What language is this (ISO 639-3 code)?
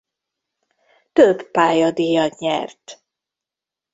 hun